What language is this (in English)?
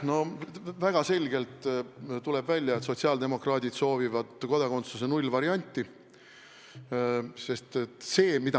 Estonian